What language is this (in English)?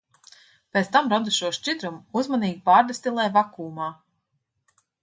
Latvian